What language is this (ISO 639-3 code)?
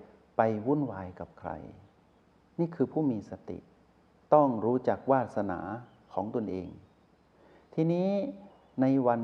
tha